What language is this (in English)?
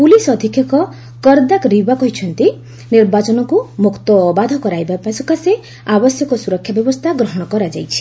Odia